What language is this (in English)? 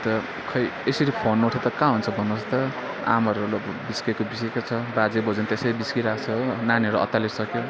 Nepali